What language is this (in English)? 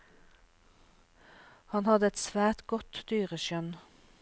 Norwegian